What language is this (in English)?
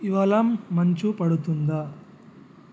Telugu